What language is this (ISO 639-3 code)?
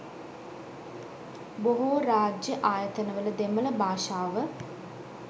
sin